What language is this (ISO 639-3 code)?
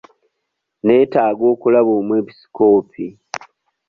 lug